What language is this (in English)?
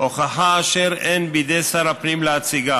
Hebrew